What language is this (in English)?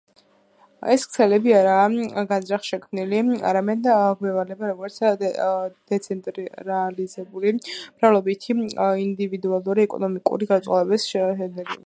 Georgian